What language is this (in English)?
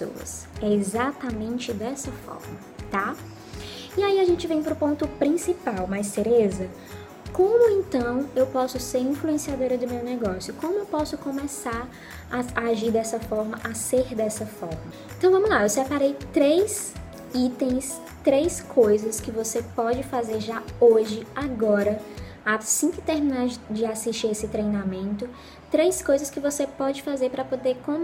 Portuguese